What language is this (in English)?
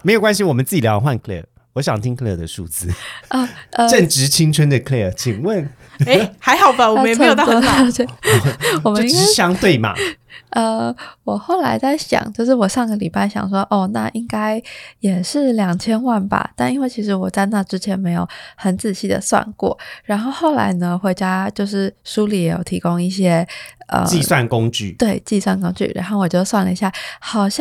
Chinese